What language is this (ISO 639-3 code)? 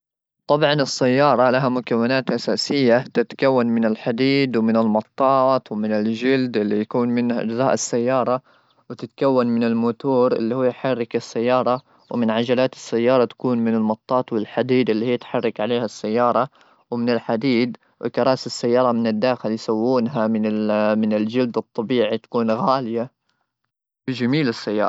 afb